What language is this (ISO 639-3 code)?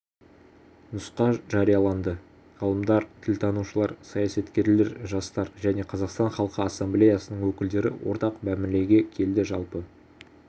kaz